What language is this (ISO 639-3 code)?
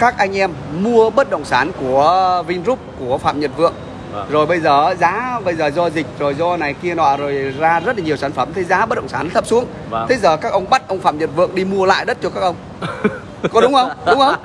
vie